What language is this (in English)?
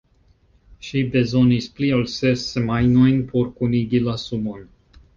Esperanto